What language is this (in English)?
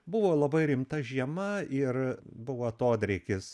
Lithuanian